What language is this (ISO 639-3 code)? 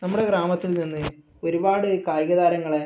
mal